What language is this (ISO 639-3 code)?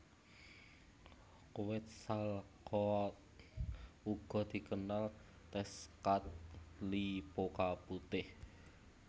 jav